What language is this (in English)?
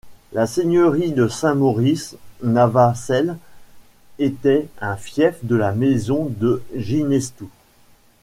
French